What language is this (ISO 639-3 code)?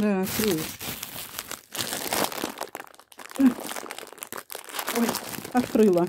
rus